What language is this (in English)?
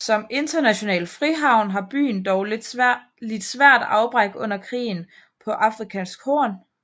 Danish